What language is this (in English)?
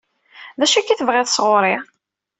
Kabyle